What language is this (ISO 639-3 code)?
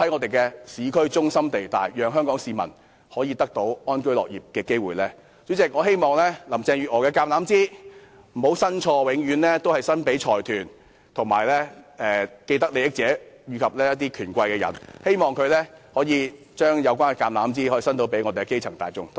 yue